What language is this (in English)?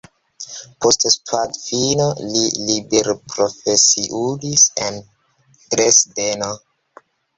Esperanto